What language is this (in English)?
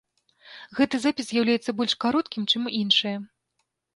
Belarusian